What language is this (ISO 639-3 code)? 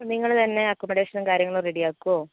mal